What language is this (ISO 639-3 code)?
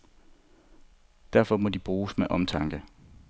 dan